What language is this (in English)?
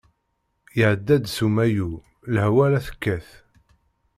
Kabyle